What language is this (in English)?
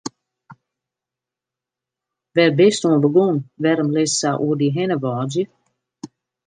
Western Frisian